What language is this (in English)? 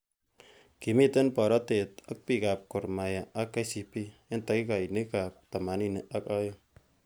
Kalenjin